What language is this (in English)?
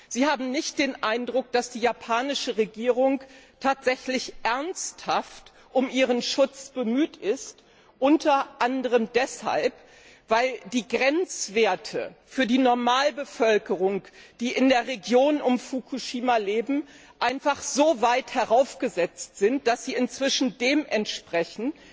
German